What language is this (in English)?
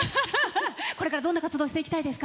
Japanese